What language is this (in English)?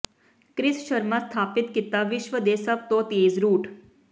Punjabi